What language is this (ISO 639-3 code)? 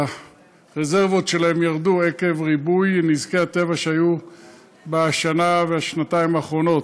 heb